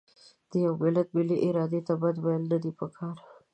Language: Pashto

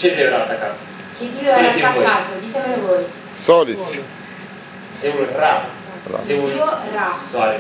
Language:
Romanian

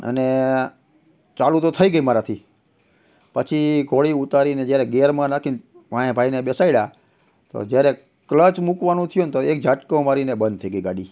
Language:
Gujarati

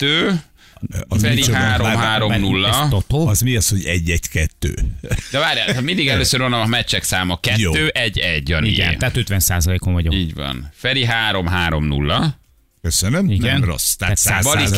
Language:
Hungarian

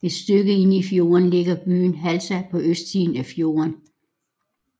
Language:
Danish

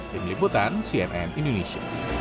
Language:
Indonesian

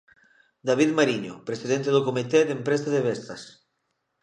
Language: Galician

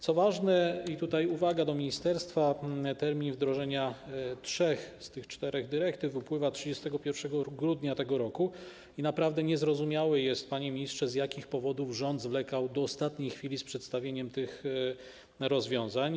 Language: Polish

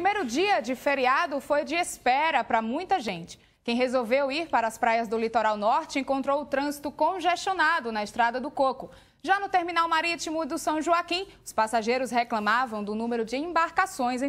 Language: Portuguese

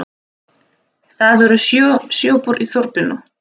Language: Icelandic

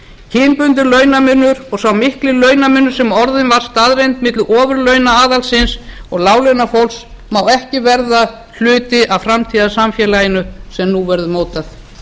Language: Icelandic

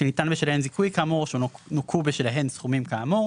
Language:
Hebrew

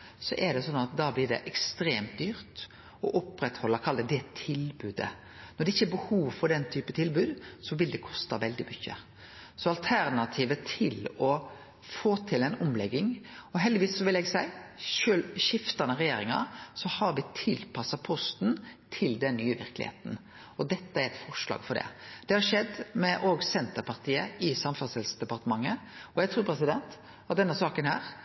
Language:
Norwegian Nynorsk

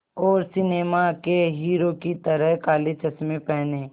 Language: Hindi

